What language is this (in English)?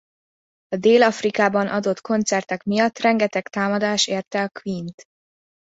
Hungarian